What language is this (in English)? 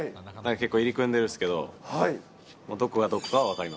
Japanese